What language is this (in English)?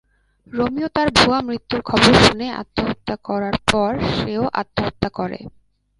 Bangla